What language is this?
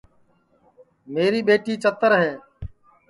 Sansi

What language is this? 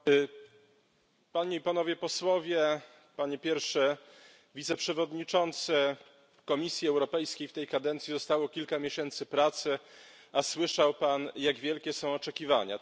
Polish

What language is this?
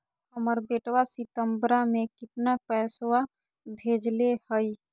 Magahi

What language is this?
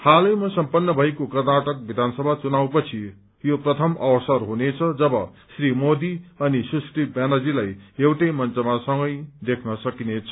Nepali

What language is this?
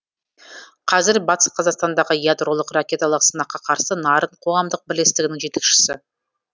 Kazakh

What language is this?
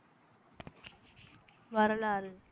Tamil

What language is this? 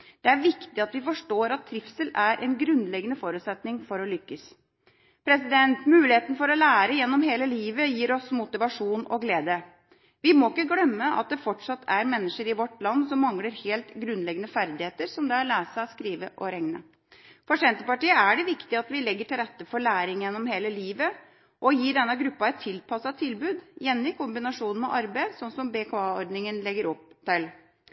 Norwegian Bokmål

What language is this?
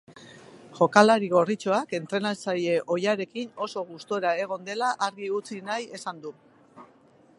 Basque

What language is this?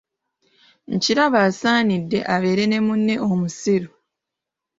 Ganda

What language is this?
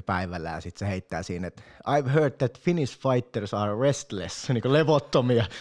Finnish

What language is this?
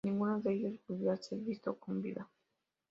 Spanish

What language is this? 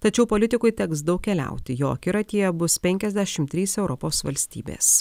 Lithuanian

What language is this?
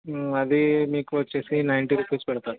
Telugu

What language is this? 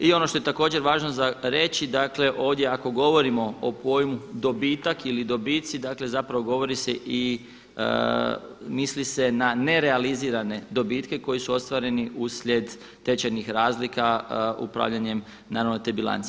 Croatian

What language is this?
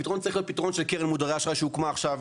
Hebrew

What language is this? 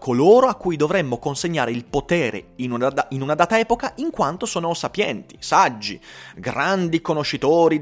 Italian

